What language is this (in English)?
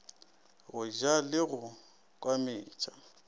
Northern Sotho